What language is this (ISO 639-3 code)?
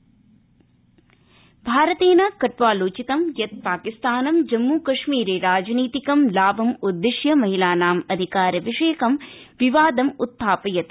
san